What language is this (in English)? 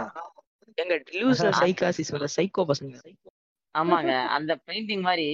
Tamil